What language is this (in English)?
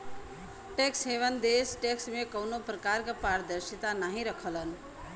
Bhojpuri